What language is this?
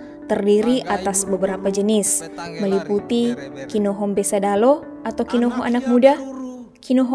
Indonesian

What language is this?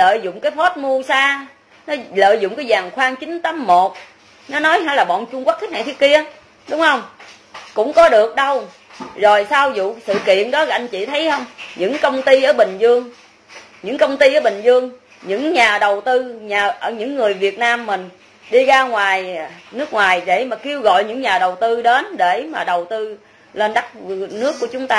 Vietnamese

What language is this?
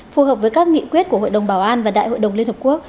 Vietnamese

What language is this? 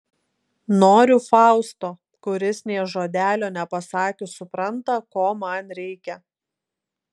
Lithuanian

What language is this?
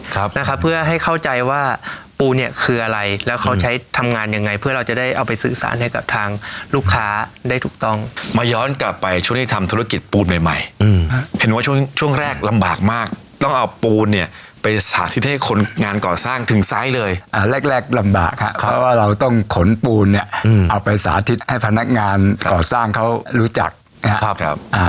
Thai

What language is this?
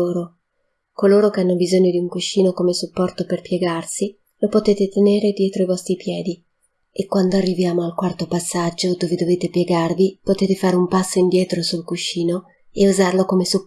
Italian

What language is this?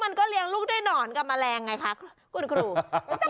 Thai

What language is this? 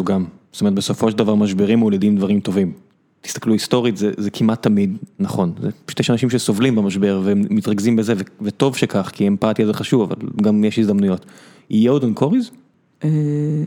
Hebrew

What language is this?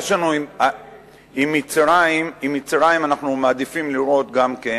Hebrew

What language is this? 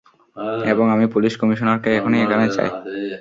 Bangla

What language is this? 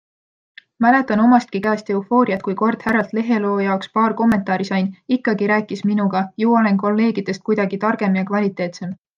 Estonian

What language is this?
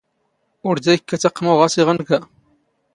Standard Moroccan Tamazight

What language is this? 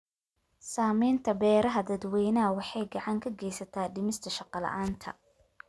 Somali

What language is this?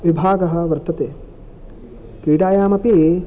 Sanskrit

